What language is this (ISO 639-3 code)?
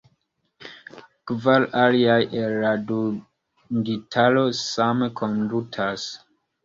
epo